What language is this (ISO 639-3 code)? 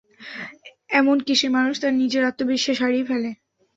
ben